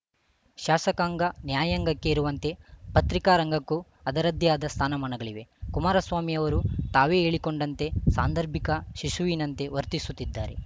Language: Kannada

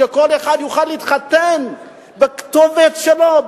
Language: Hebrew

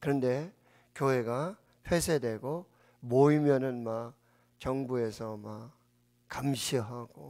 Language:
Korean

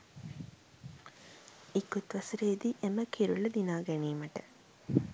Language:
Sinhala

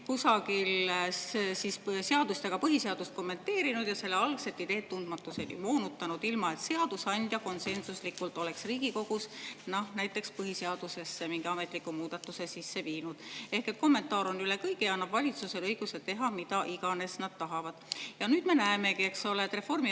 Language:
Estonian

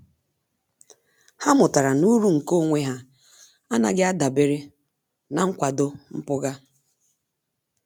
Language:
Igbo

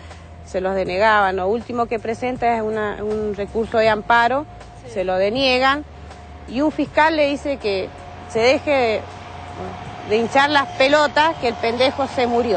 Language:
Spanish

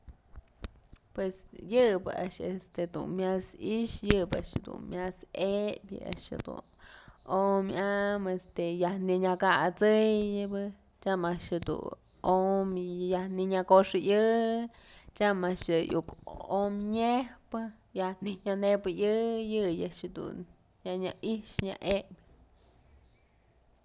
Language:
Mazatlán Mixe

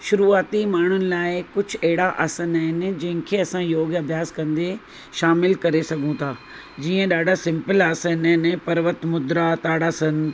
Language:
Sindhi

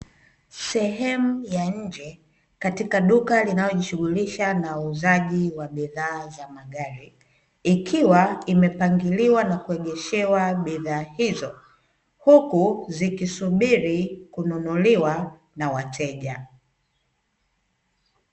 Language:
Swahili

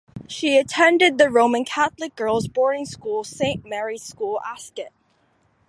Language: English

